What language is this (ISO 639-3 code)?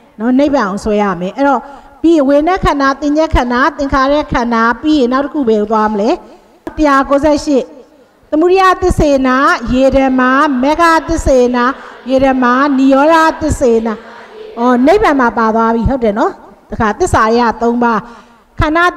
tha